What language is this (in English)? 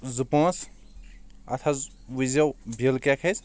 Kashmiri